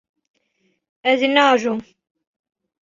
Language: Kurdish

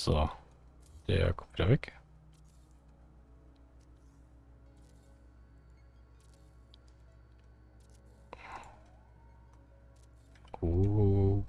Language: German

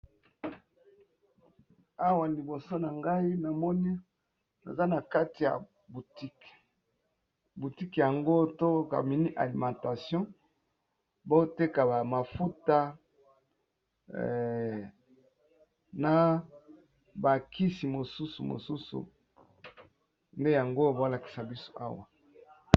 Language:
Lingala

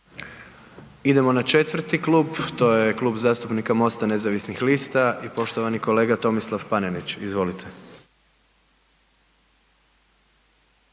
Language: Croatian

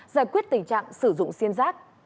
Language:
Vietnamese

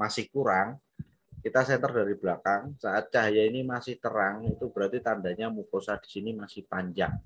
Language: Indonesian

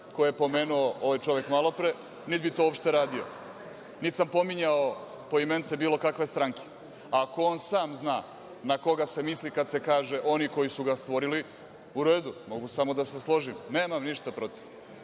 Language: Serbian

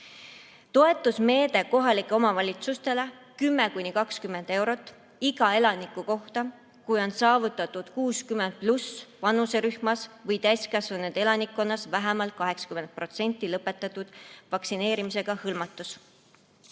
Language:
Estonian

